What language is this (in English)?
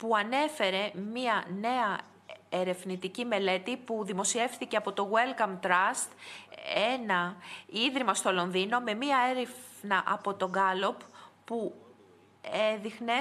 Greek